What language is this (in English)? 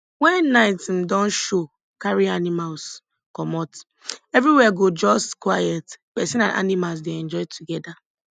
Nigerian Pidgin